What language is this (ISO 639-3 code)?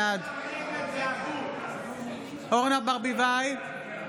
heb